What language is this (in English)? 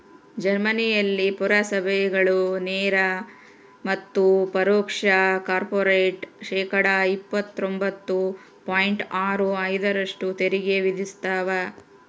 Kannada